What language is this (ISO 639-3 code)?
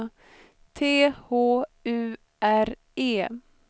swe